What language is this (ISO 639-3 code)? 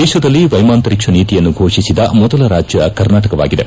kan